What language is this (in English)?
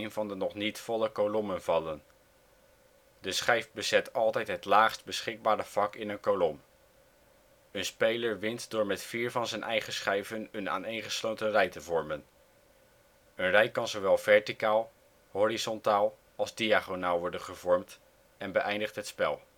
Dutch